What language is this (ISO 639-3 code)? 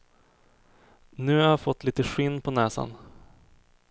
swe